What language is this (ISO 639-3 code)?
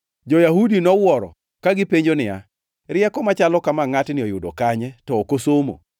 luo